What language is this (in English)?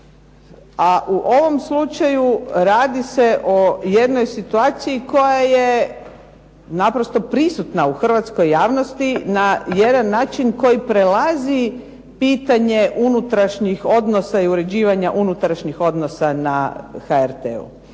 Croatian